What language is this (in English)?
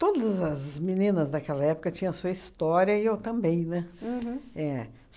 Portuguese